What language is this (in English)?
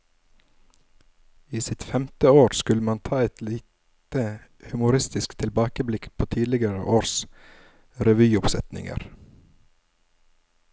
Norwegian